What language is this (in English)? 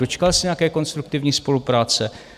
Czech